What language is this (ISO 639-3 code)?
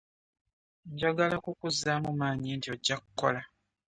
lug